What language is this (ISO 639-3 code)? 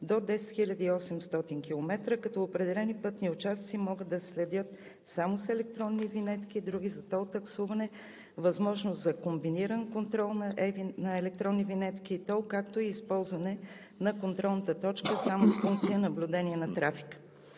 bul